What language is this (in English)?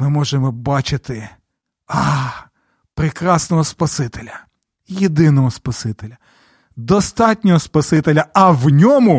Ukrainian